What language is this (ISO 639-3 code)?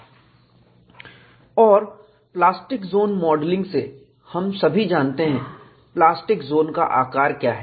hin